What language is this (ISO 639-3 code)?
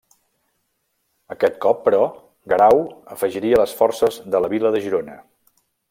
cat